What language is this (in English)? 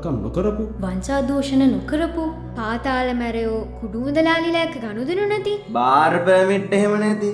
Sinhala